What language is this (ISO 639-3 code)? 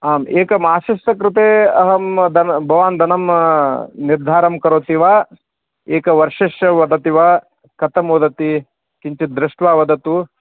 san